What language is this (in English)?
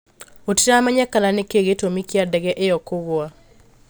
Kikuyu